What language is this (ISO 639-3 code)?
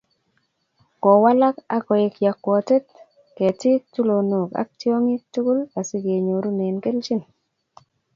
kln